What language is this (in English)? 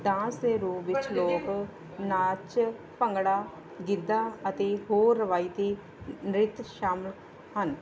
Punjabi